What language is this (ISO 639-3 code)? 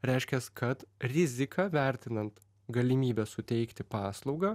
lit